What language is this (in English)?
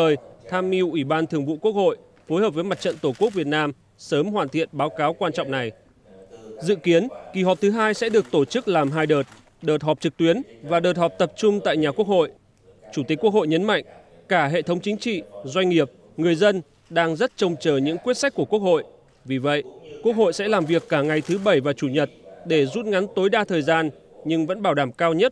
Vietnamese